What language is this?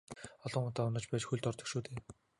Mongolian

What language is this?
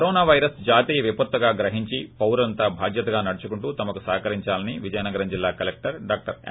Telugu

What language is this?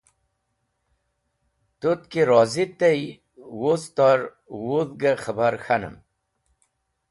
Wakhi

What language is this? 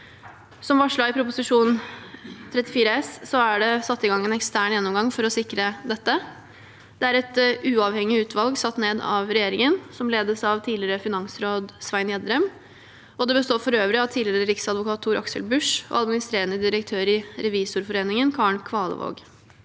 Norwegian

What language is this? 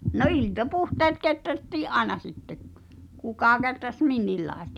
Finnish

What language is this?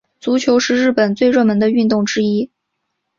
Chinese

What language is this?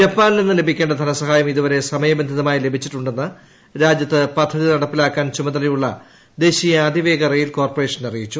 Malayalam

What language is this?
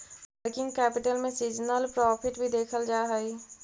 Magahi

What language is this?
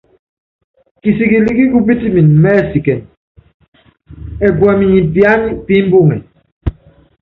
Yangben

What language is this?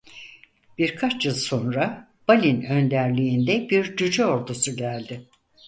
Turkish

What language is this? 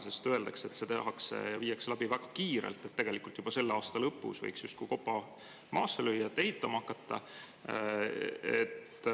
Estonian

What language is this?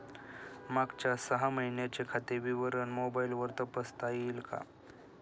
Marathi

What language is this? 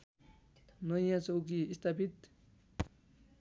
Nepali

